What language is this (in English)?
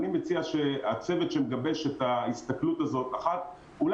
Hebrew